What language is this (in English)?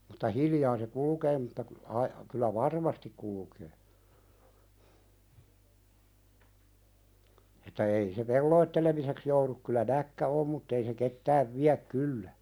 Finnish